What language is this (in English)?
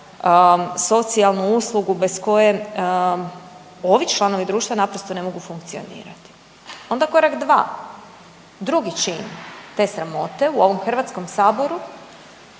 Croatian